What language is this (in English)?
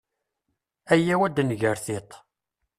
Kabyle